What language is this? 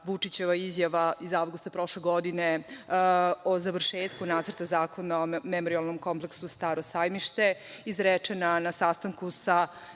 Serbian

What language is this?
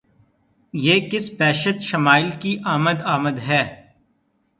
Urdu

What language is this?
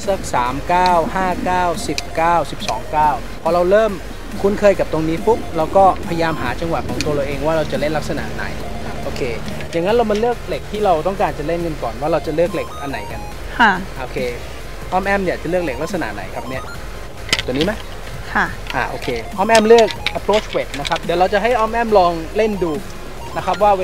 Thai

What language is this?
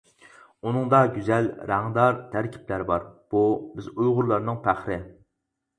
Uyghur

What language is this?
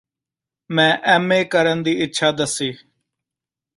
Punjabi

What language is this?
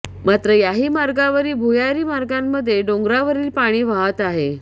Marathi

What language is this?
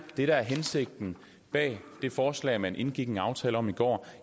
Danish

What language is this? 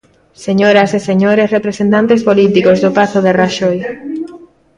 Galician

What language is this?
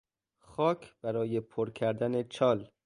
Persian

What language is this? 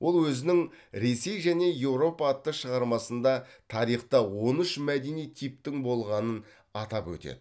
Kazakh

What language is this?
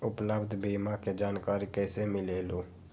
Magahi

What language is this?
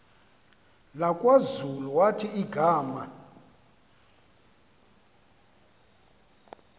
Xhosa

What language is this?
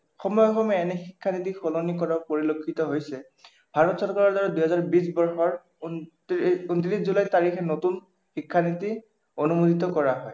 Assamese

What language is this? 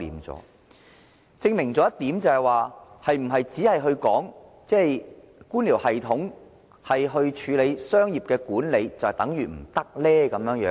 Cantonese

